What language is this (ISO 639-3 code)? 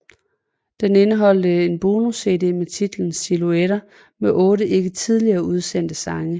dan